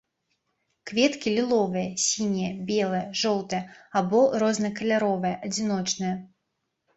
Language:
Belarusian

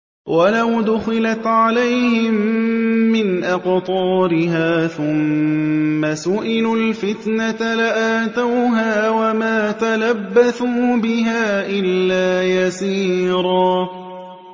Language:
Arabic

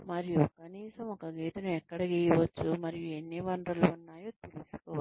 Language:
Telugu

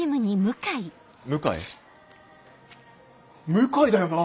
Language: Japanese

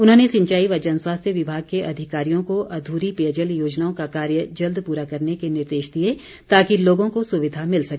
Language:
Hindi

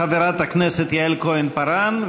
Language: Hebrew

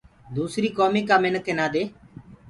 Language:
Gurgula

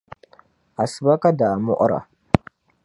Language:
Dagbani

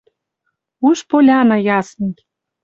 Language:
Western Mari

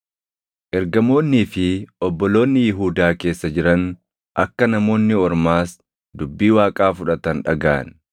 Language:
Oromo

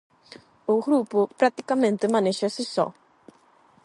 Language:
Galician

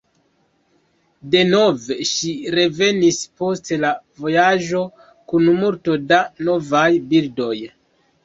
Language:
Esperanto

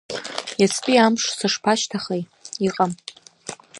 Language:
Abkhazian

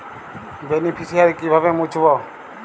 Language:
Bangla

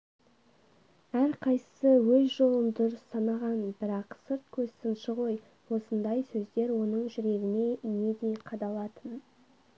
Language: Kazakh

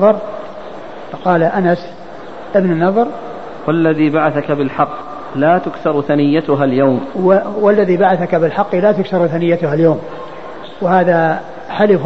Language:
Arabic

